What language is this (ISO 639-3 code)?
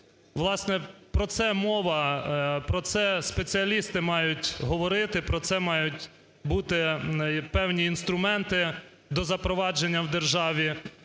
ukr